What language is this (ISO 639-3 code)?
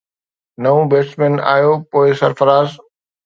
snd